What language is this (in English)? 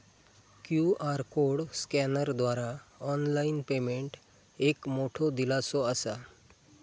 Marathi